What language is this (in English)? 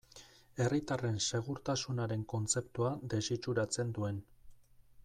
Basque